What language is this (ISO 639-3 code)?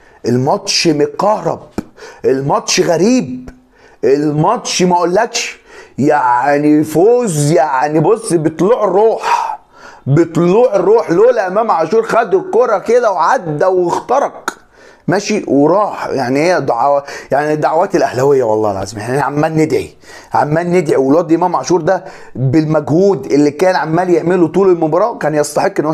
ara